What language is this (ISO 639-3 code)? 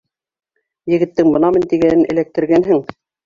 bak